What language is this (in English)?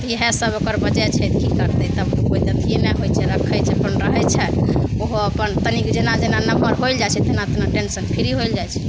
Maithili